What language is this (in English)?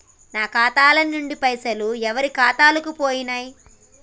Telugu